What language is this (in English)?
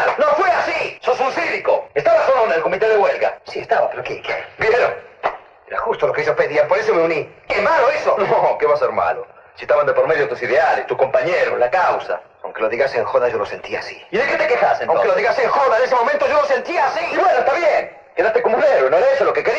Spanish